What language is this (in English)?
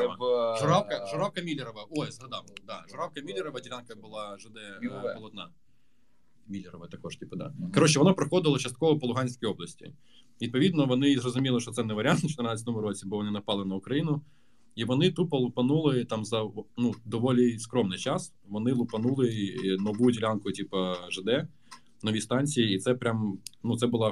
Ukrainian